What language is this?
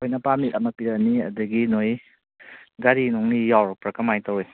Manipuri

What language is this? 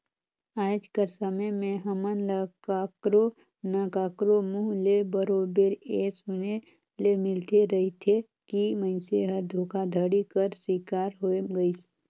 Chhattisgarhi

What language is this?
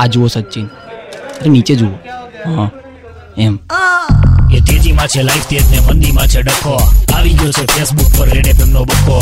Gujarati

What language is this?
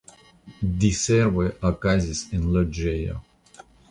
Esperanto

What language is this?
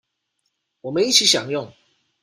Chinese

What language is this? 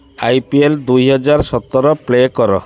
Odia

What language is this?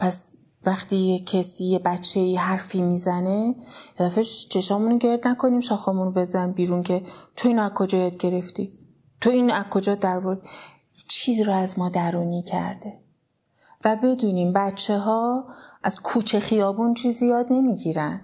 Persian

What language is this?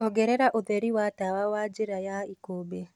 Kikuyu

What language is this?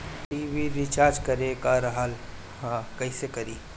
Bhojpuri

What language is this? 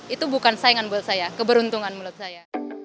Indonesian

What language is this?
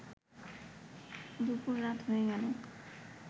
Bangla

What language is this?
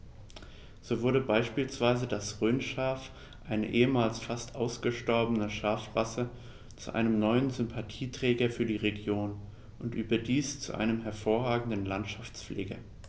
German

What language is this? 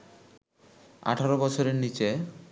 Bangla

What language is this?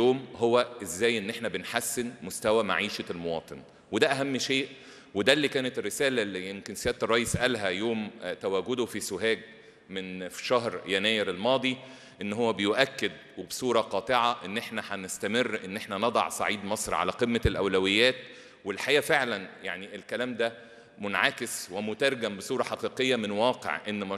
Arabic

